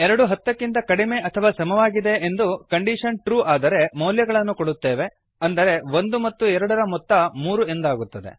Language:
Kannada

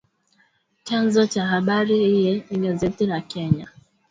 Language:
Swahili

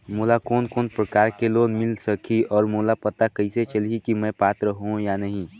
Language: Chhattisgarhi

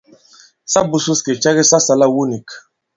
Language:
Bankon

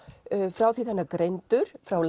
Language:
Icelandic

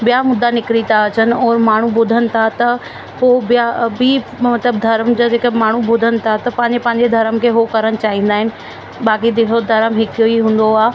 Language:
Sindhi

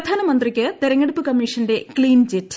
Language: Malayalam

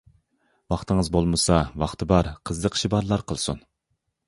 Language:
Uyghur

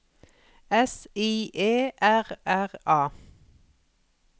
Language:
Norwegian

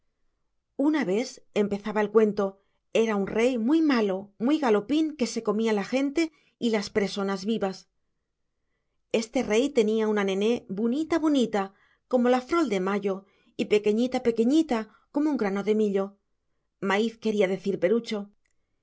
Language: Spanish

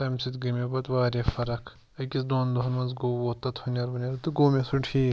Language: Kashmiri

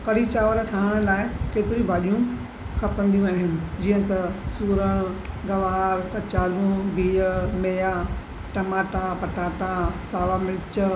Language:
Sindhi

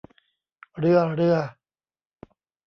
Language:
Thai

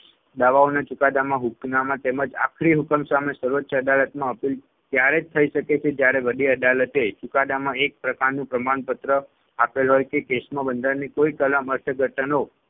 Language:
Gujarati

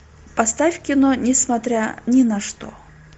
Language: Russian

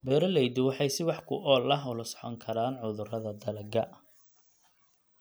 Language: Somali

